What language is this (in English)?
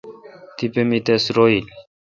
Kalkoti